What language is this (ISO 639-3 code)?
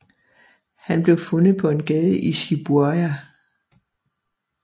dan